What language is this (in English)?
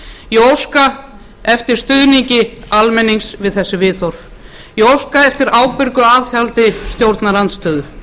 Icelandic